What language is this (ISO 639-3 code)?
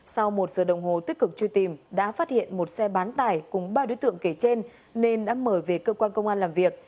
vie